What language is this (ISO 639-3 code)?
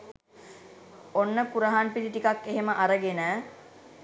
sin